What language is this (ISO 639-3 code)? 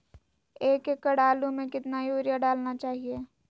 mag